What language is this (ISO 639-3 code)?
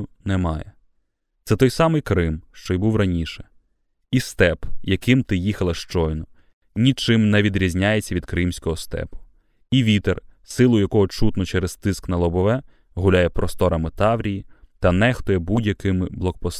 ukr